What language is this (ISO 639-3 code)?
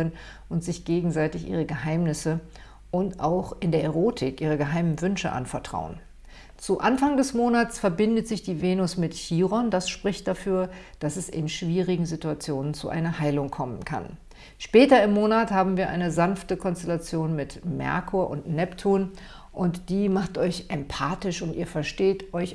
deu